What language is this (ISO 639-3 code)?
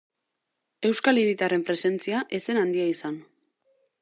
eus